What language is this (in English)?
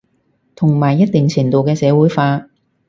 Cantonese